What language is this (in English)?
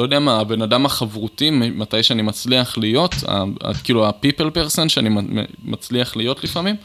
Hebrew